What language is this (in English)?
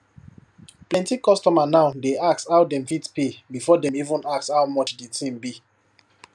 Nigerian Pidgin